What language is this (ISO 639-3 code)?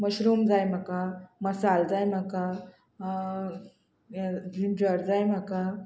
kok